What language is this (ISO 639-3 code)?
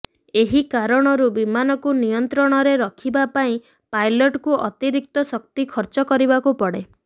ori